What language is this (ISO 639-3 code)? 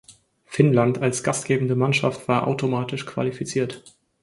deu